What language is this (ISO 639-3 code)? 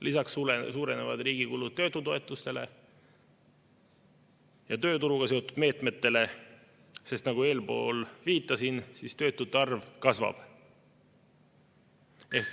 est